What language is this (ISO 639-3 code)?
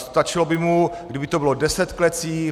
ces